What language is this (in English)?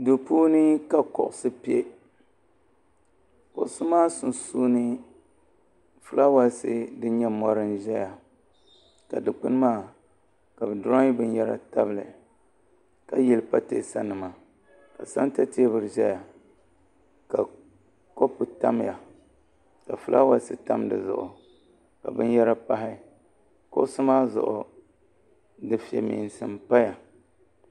Dagbani